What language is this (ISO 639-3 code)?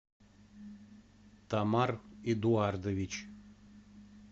rus